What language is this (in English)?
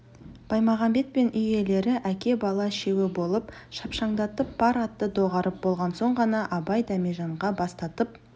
Kazakh